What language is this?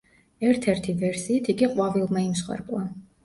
Georgian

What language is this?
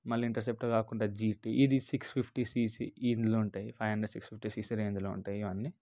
Telugu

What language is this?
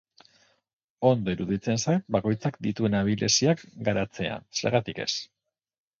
Basque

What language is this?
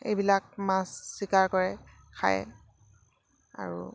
Assamese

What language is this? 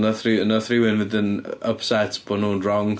Welsh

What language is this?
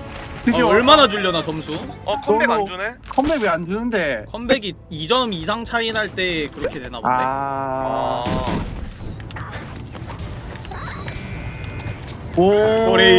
Korean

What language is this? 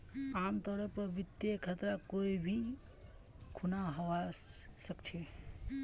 Magahi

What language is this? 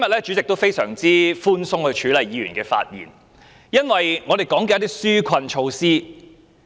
Cantonese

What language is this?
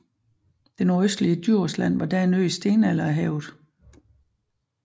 Danish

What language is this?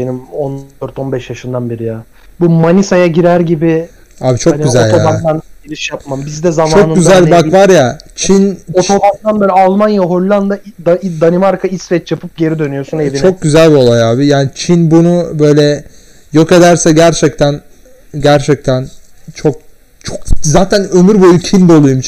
Turkish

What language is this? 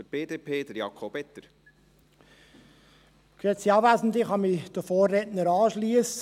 Swiss German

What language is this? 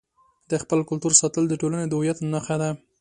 Pashto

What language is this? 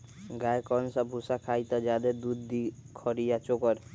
Magahi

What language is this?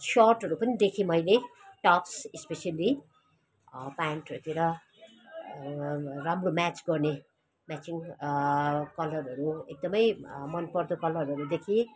Nepali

